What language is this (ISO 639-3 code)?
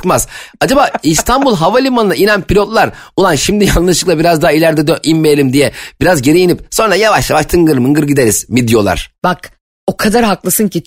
tur